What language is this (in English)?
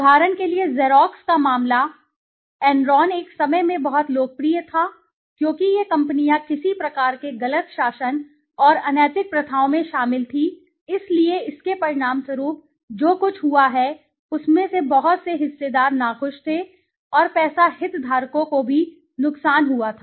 Hindi